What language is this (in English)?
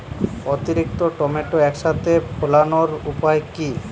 Bangla